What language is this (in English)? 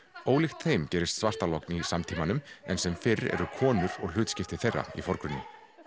Icelandic